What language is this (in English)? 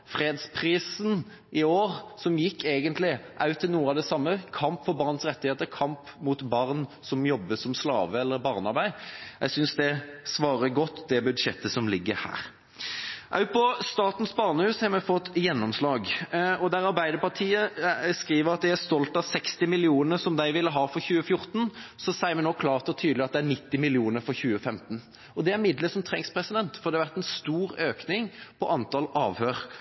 Norwegian Bokmål